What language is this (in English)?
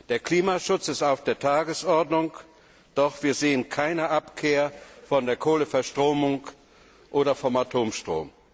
German